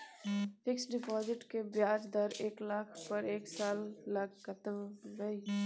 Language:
Maithili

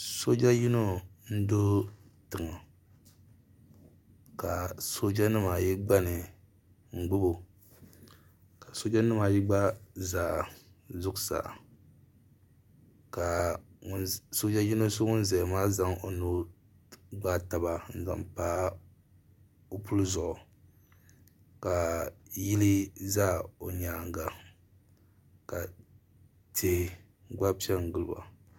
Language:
Dagbani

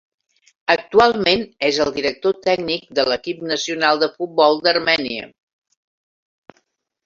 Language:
Catalan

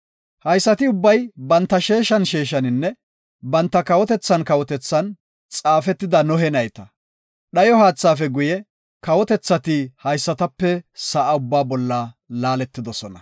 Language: Gofa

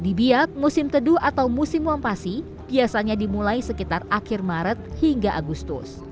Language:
Indonesian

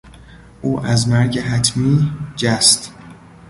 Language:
Persian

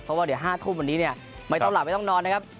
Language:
Thai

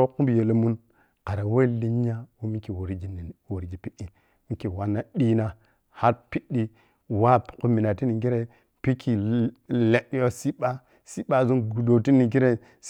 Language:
Piya-Kwonci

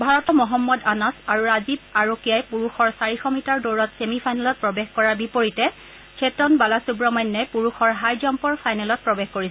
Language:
Assamese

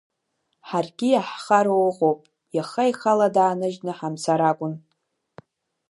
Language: Abkhazian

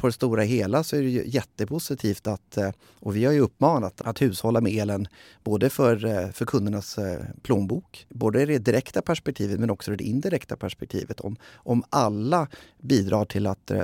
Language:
Swedish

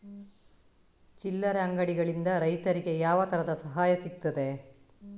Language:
Kannada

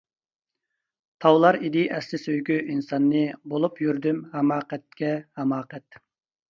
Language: Uyghur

